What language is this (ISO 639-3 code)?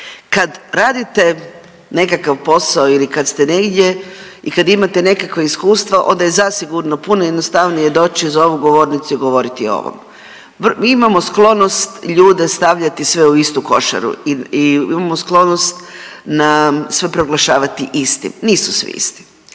hrv